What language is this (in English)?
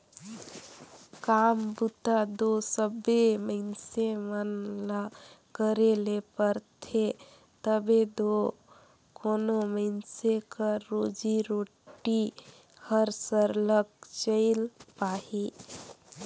Chhattisgarhi